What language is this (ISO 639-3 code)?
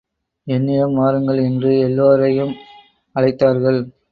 tam